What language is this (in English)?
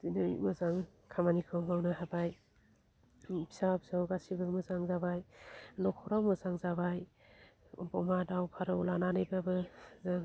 Bodo